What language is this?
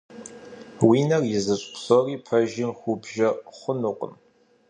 Kabardian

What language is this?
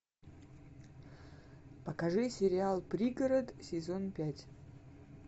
Russian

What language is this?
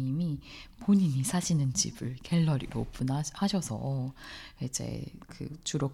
Korean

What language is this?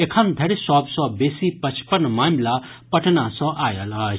Maithili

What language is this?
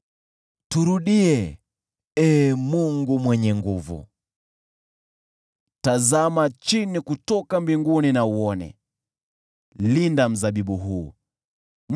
Swahili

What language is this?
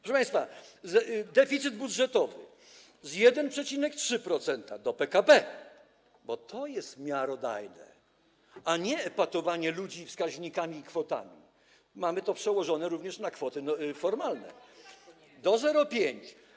Polish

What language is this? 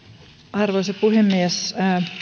Finnish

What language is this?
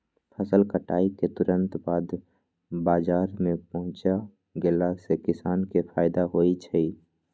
Magahi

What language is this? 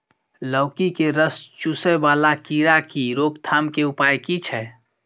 Maithili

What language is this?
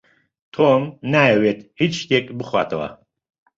Central Kurdish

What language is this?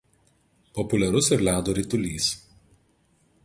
Lithuanian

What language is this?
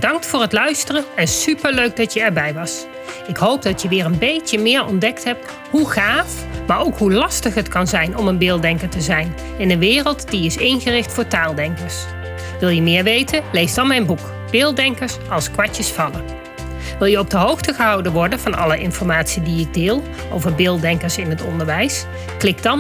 Dutch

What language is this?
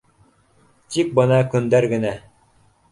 Bashkir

